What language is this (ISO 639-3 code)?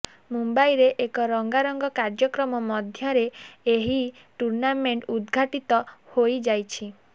ori